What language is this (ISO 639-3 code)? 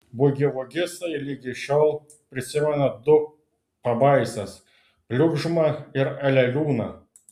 lit